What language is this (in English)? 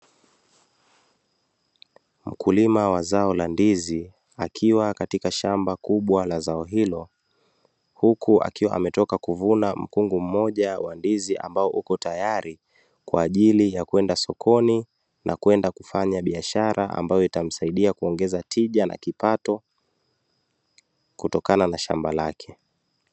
Swahili